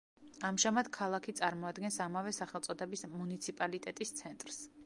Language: Georgian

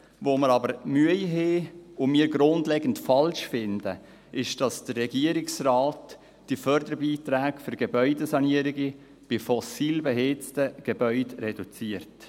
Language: Swiss German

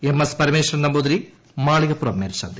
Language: Malayalam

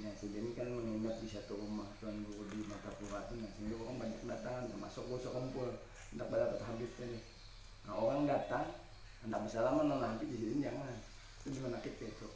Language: Indonesian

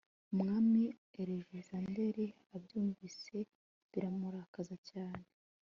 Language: Kinyarwanda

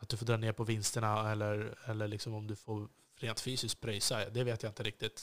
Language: Swedish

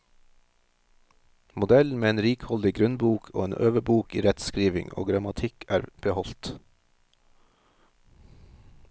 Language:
Norwegian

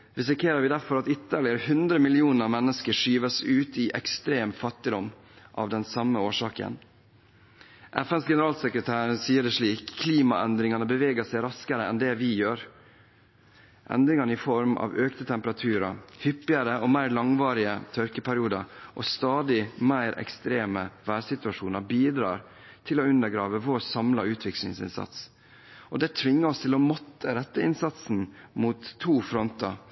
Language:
Norwegian Bokmål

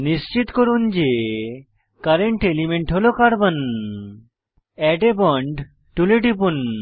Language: Bangla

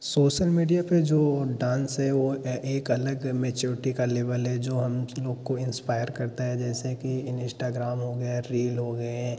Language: Hindi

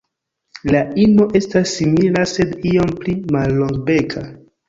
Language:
Esperanto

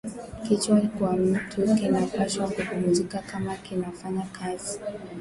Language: Swahili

